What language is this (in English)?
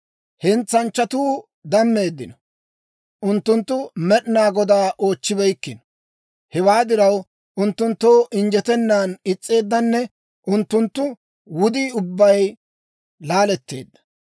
Dawro